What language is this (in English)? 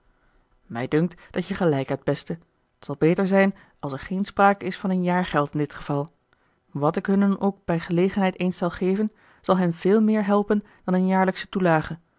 Dutch